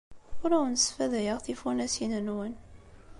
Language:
Kabyle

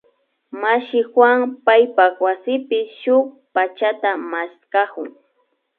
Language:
Imbabura Highland Quichua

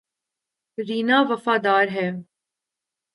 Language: Urdu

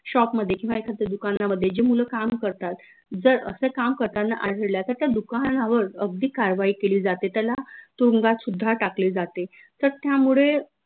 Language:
Marathi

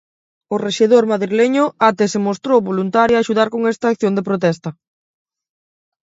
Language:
Galician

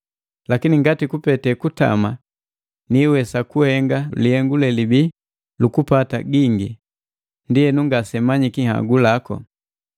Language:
Matengo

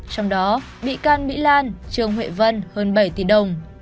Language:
Vietnamese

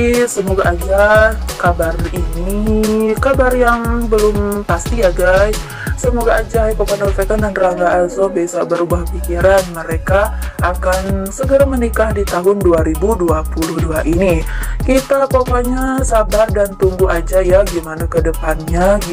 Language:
Indonesian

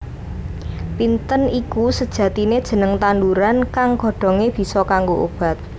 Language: Javanese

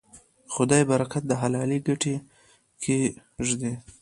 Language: Pashto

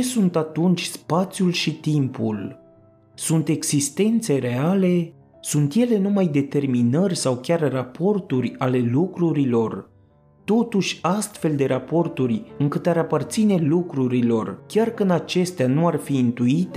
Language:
Romanian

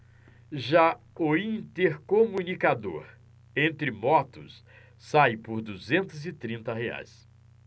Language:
Portuguese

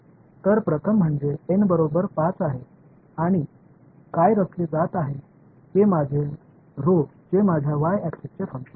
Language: Marathi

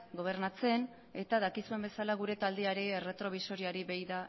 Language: Basque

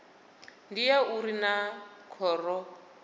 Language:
Venda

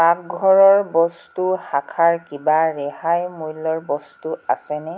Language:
Assamese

